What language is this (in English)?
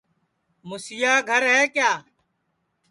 Sansi